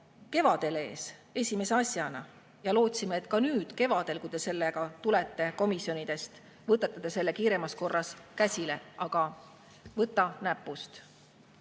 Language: Estonian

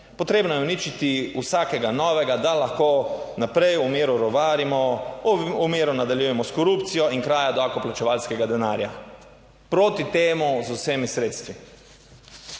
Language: Slovenian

